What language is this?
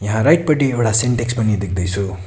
Nepali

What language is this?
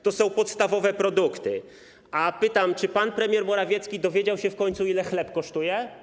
Polish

